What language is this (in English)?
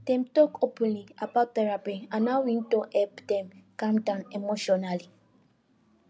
Nigerian Pidgin